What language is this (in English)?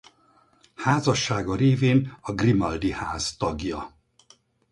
Hungarian